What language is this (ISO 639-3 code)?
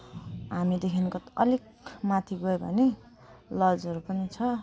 nep